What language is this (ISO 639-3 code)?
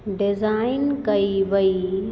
snd